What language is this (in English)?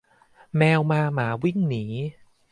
Thai